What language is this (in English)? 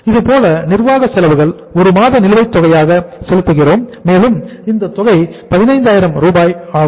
Tamil